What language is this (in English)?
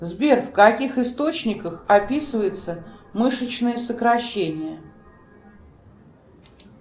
Russian